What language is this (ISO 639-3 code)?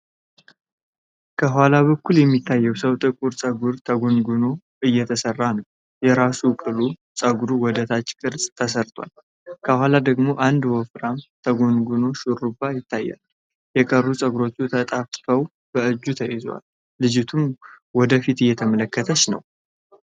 amh